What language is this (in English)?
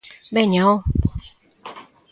Galician